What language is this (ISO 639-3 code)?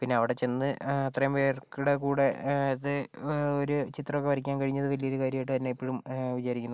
mal